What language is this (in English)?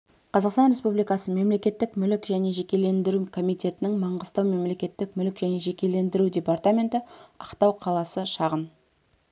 Kazakh